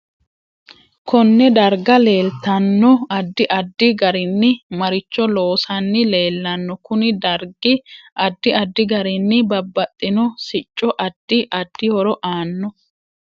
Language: Sidamo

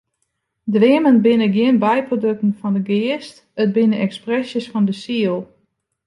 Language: Western Frisian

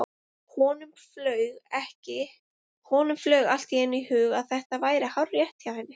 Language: Icelandic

